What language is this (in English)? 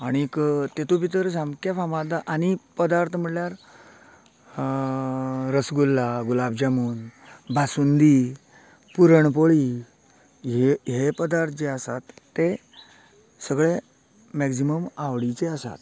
Konkani